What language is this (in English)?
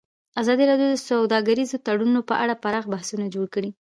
Pashto